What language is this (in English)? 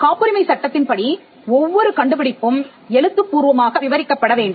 Tamil